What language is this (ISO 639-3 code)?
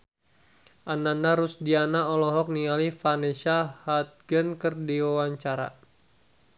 sun